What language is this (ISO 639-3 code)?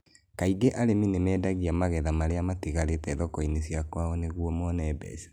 kik